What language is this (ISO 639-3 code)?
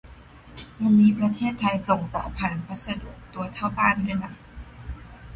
tha